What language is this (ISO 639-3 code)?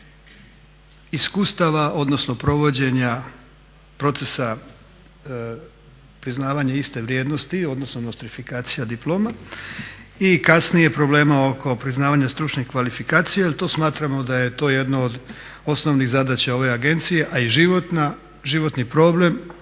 hrv